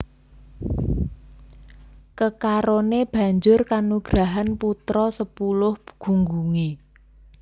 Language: Javanese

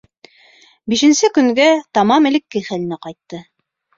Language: Bashkir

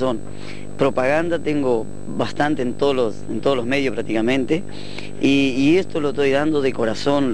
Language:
Spanish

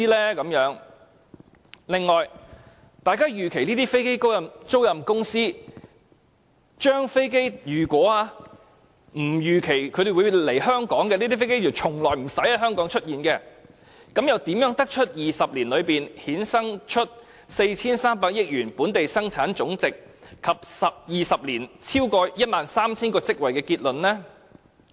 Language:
Cantonese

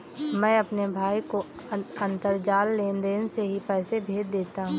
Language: Hindi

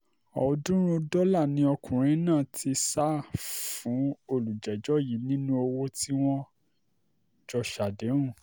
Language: Yoruba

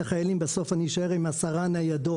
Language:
Hebrew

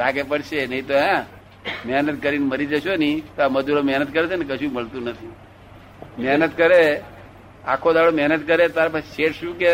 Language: Gujarati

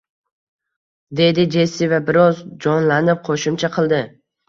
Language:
Uzbek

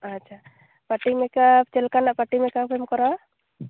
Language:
Santali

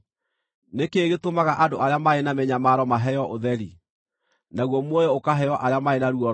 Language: Kikuyu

